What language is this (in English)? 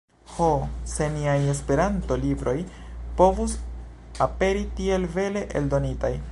Esperanto